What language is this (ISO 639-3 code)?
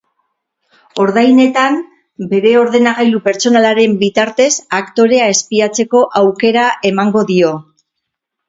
eus